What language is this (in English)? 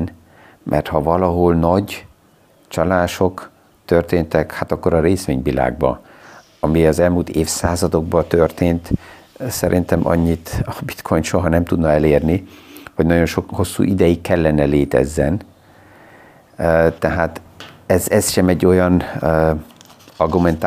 Hungarian